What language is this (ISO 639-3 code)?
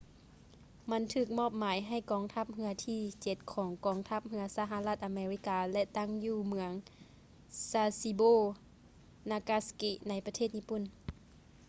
lao